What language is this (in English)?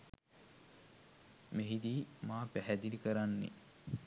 Sinhala